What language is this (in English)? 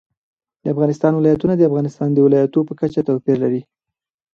Pashto